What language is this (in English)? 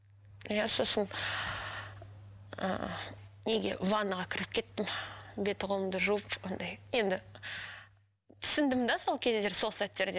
Kazakh